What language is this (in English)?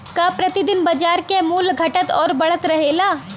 Bhojpuri